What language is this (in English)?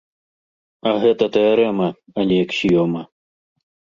Belarusian